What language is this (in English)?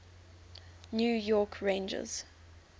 English